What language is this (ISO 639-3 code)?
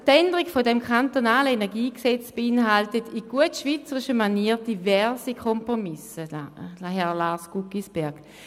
gsw